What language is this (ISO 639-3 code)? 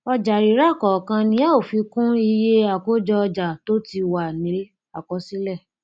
yor